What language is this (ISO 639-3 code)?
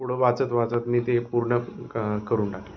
mar